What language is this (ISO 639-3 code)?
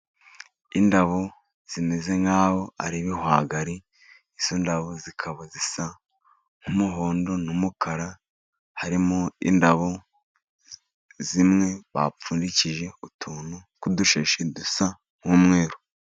kin